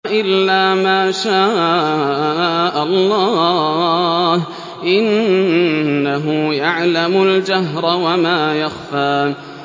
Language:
Arabic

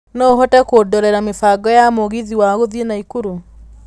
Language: Kikuyu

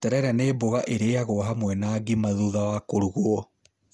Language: Kikuyu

